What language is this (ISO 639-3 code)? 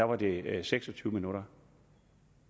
dan